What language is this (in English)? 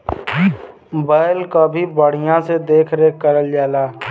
Bhojpuri